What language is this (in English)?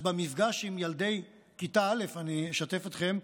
Hebrew